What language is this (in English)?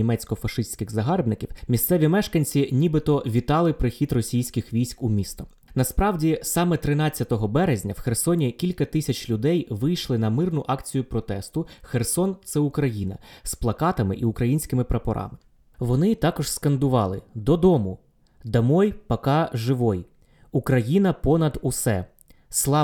Ukrainian